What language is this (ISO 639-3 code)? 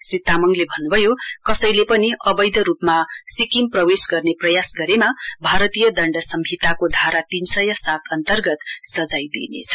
nep